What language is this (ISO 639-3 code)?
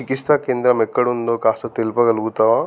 tel